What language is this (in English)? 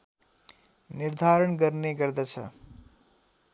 Nepali